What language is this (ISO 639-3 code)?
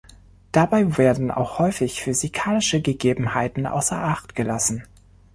deu